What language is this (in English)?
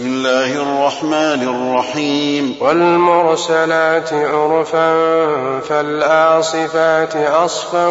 Arabic